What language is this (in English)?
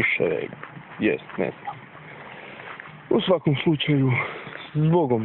Russian